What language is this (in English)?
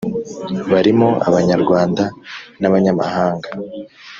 Kinyarwanda